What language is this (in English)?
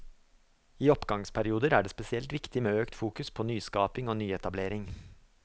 Norwegian